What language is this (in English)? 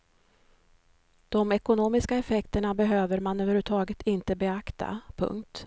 Swedish